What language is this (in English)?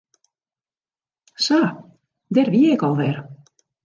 Western Frisian